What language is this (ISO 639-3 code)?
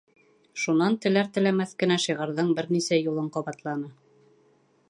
bak